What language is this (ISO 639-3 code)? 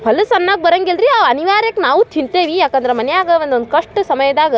kan